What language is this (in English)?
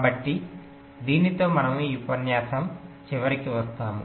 Telugu